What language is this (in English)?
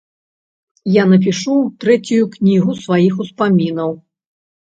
Belarusian